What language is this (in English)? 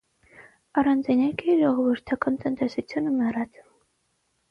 Armenian